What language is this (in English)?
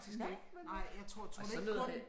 Danish